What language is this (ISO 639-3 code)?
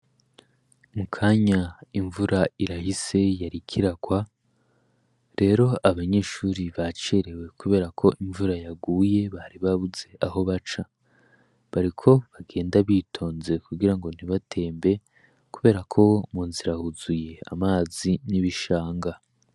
run